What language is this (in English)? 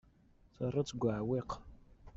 Kabyle